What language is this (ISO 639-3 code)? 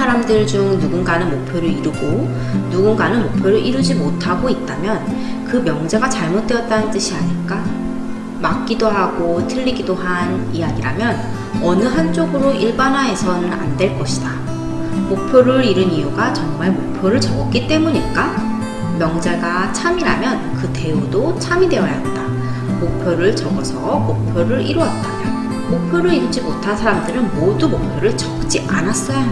kor